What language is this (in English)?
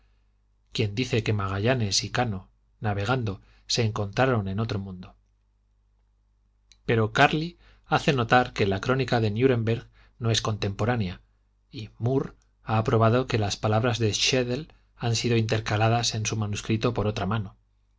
Spanish